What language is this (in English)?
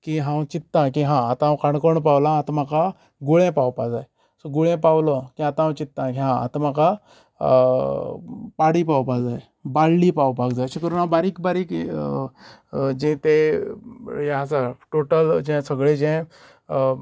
Konkani